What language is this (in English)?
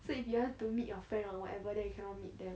English